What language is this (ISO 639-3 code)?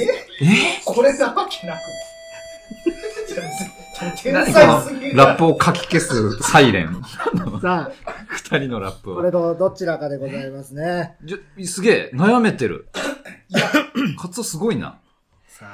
jpn